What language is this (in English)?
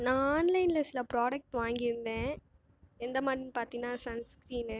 Tamil